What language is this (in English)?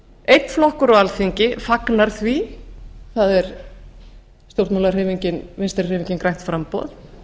Icelandic